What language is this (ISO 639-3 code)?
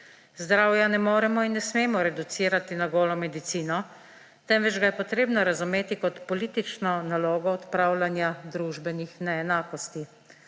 slv